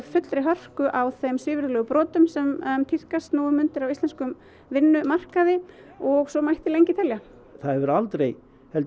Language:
Icelandic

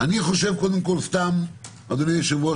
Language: Hebrew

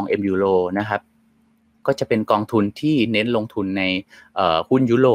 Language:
Thai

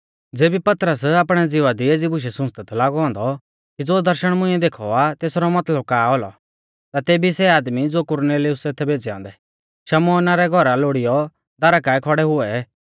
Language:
Mahasu Pahari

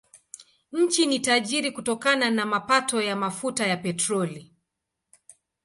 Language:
Swahili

